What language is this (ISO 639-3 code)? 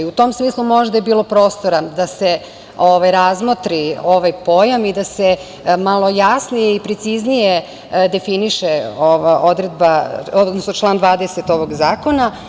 srp